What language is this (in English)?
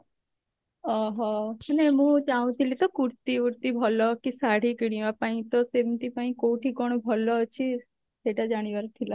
Odia